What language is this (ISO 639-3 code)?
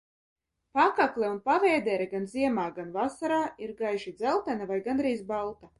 lav